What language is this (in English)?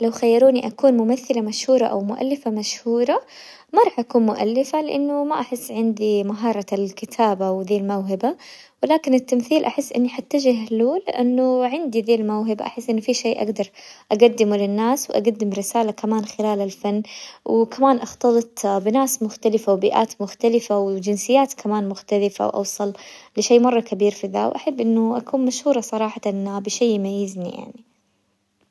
Hijazi Arabic